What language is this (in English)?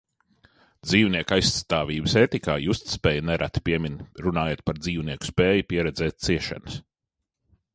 Latvian